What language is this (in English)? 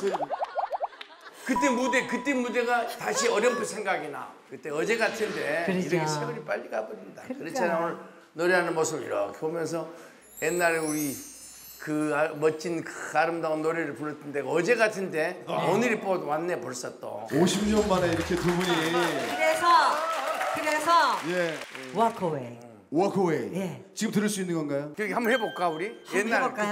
Korean